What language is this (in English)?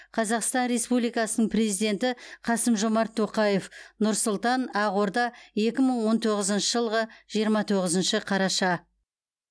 Kazakh